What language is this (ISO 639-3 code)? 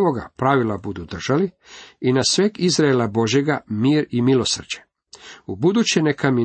hrv